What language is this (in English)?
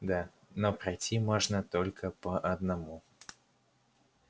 Russian